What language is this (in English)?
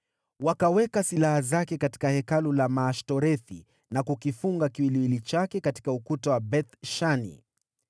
Swahili